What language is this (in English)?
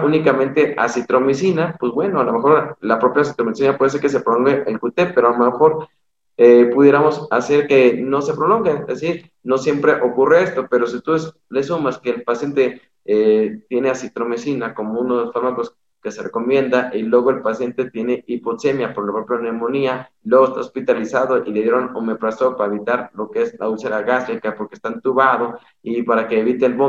Spanish